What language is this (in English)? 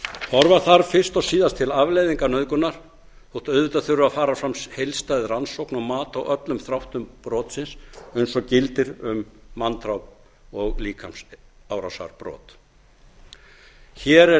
Icelandic